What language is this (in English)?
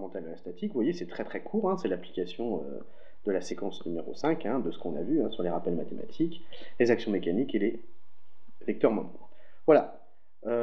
French